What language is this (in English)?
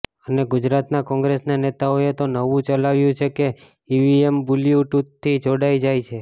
Gujarati